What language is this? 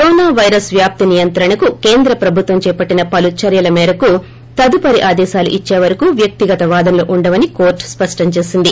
Telugu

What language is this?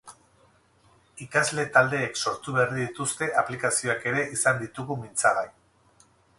Basque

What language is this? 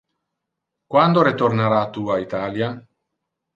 Interlingua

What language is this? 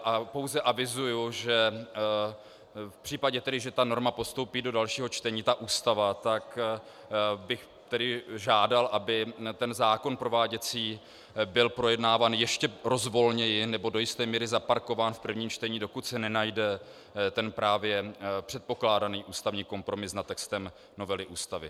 Czech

